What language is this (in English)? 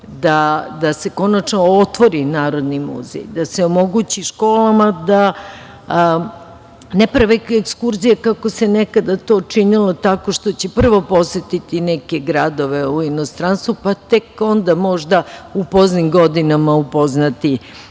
Serbian